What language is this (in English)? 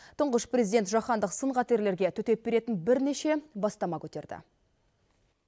Kazakh